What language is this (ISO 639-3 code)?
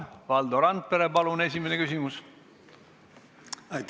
est